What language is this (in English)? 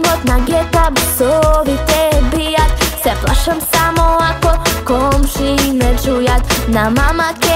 Hungarian